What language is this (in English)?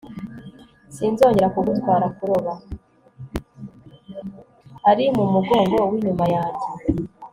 Kinyarwanda